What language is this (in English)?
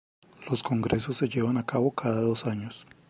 Spanish